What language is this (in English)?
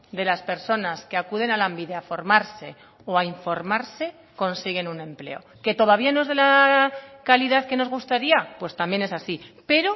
Spanish